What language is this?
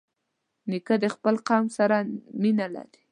Pashto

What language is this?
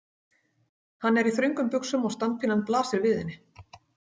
Icelandic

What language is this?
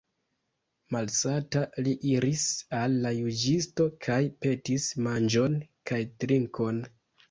Esperanto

